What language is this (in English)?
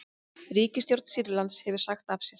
Icelandic